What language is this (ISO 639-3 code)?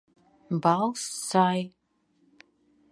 lav